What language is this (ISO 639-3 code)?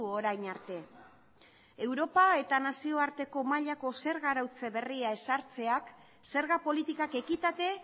eus